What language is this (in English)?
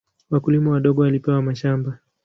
Swahili